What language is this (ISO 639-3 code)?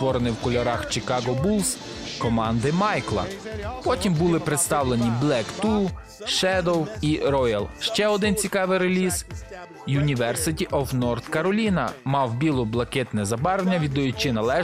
ukr